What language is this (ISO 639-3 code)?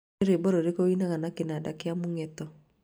kik